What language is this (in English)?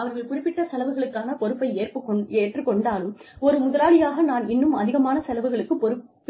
Tamil